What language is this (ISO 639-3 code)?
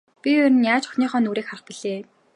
mon